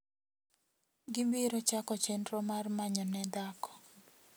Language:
Luo (Kenya and Tanzania)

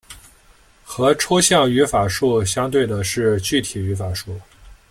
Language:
Chinese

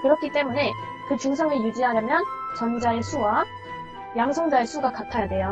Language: Korean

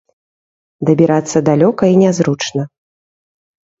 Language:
Belarusian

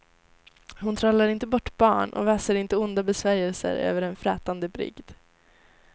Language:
Swedish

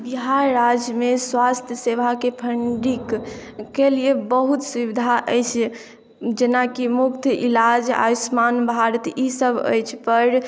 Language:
Maithili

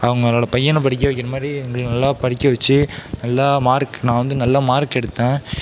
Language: Tamil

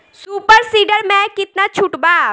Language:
Bhojpuri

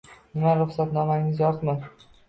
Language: Uzbek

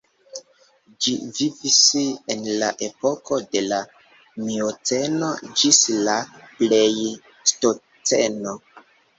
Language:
Esperanto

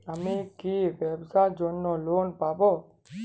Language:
Bangla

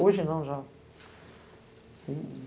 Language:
Portuguese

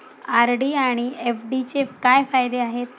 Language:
Marathi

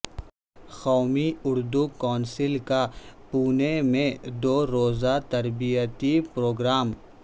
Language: Urdu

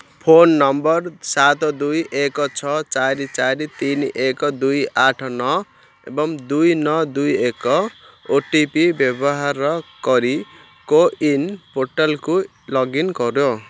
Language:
Odia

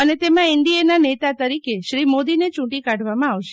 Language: Gujarati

